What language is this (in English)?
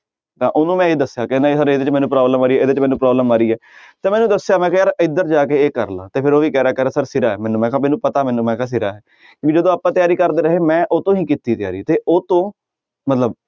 Punjabi